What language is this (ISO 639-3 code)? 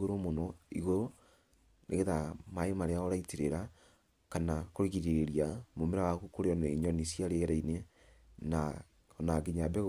kik